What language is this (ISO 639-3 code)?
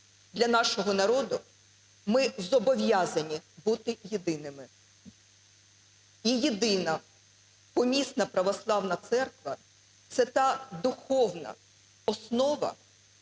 ukr